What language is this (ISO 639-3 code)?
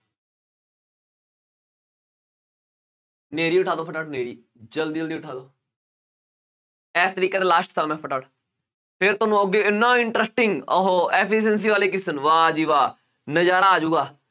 pan